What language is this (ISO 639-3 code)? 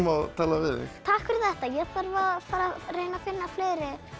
isl